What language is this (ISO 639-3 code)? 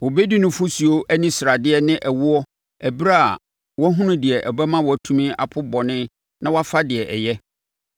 aka